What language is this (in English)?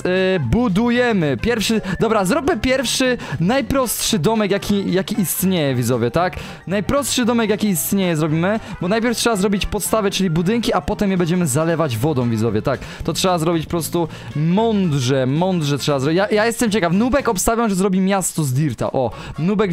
Polish